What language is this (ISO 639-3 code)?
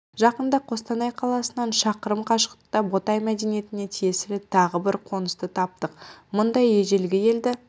kaz